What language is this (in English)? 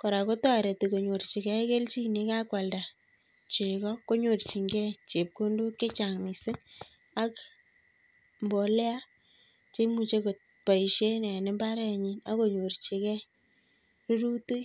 Kalenjin